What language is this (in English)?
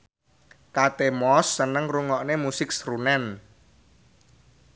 Javanese